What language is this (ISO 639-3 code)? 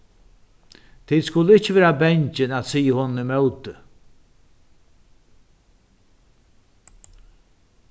fao